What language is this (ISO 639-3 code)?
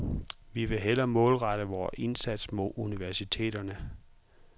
dan